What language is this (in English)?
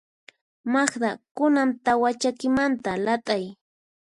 Puno Quechua